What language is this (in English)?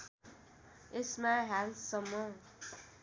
Nepali